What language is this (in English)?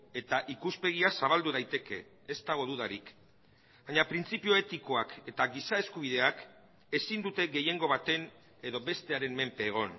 Basque